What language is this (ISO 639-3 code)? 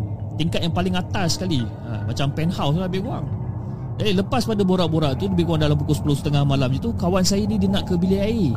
msa